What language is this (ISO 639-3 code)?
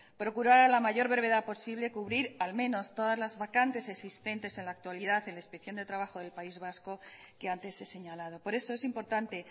spa